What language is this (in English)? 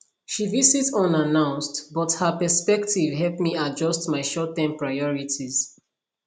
Nigerian Pidgin